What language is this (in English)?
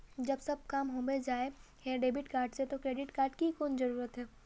Magahi